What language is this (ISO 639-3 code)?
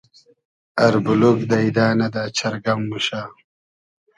haz